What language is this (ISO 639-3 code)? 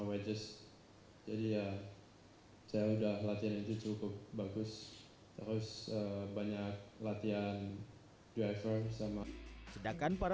ind